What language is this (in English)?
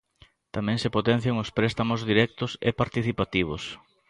Galician